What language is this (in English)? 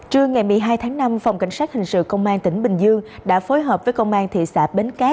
Vietnamese